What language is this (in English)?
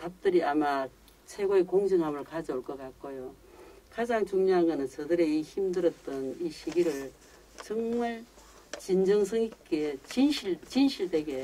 Korean